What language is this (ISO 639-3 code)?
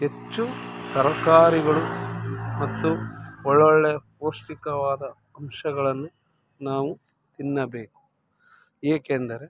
kan